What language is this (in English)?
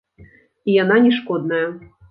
Belarusian